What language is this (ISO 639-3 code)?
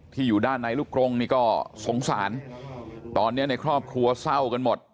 tha